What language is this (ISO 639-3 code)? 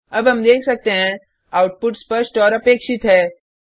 hin